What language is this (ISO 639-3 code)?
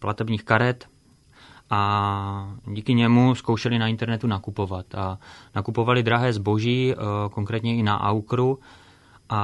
ces